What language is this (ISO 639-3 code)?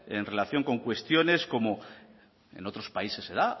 spa